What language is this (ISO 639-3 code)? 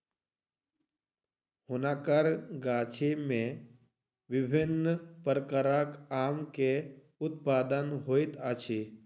mai